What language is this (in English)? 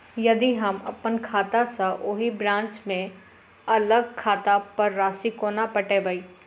Maithili